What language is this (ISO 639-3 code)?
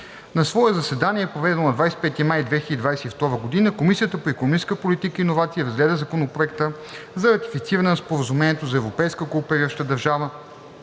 bul